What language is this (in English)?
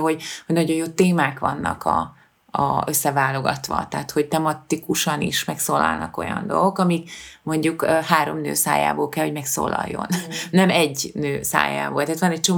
Hungarian